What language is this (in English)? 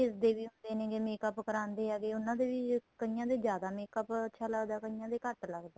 Punjabi